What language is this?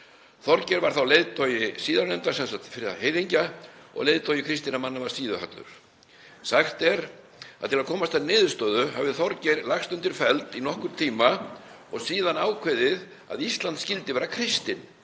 Icelandic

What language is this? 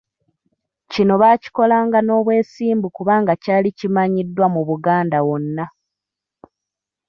Ganda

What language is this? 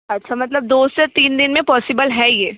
Hindi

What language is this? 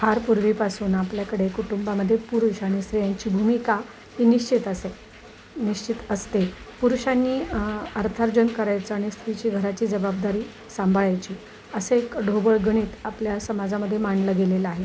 Marathi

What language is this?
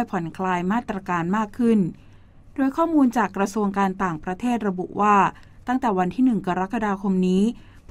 Thai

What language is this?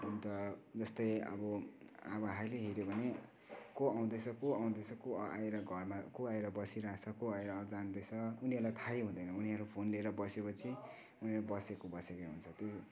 Nepali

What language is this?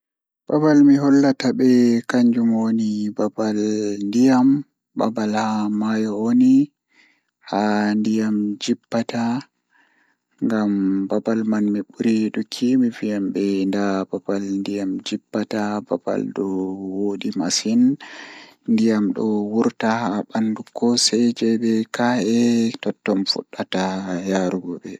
Fula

